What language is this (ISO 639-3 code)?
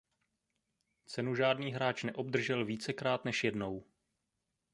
ces